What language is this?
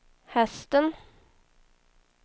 Swedish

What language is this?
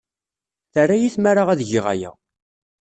Kabyle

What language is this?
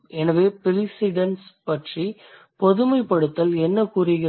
Tamil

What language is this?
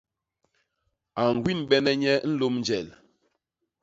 Basaa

